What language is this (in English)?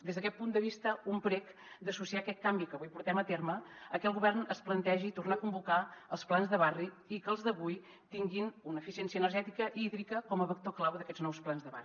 Catalan